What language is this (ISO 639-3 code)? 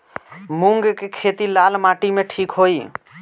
bho